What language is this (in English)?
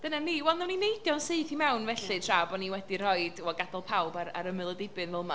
Welsh